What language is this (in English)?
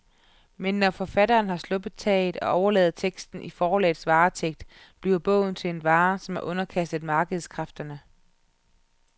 Danish